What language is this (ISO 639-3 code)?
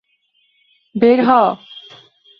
ben